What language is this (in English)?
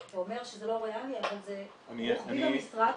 Hebrew